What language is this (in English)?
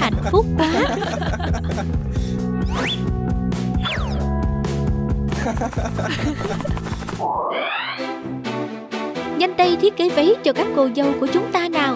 Vietnamese